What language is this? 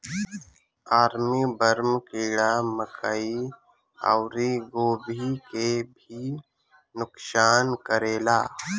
Bhojpuri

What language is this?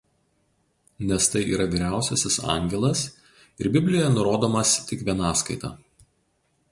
Lithuanian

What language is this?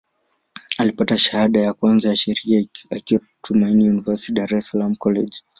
Swahili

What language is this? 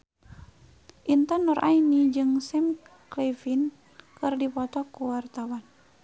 Sundanese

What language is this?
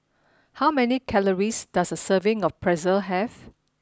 English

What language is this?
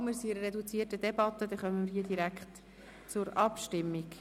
Swiss German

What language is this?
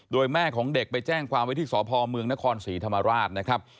Thai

